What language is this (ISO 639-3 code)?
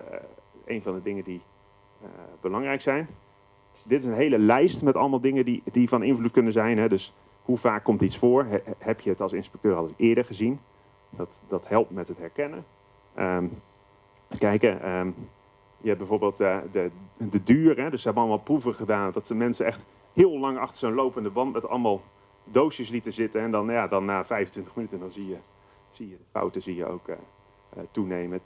nld